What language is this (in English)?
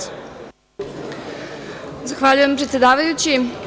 Serbian